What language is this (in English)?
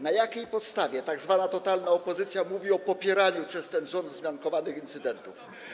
Polish